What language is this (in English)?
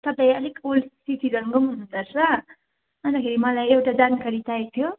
Nepali